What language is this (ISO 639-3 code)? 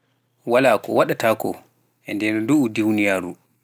fuf